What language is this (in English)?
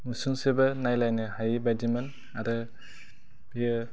Bodo